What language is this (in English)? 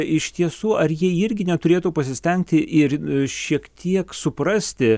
Lithuanian